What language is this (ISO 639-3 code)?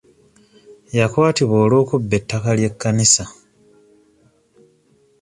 lug